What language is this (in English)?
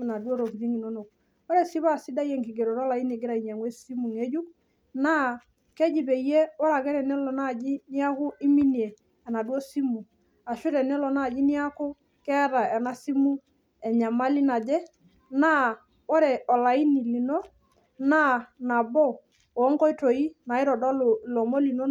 Masai